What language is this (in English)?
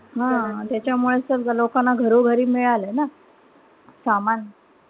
Marathi